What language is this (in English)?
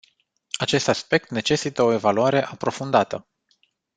Romanian